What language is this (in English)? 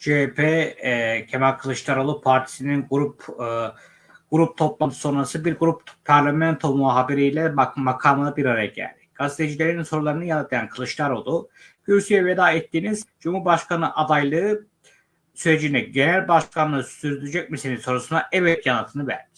Turkish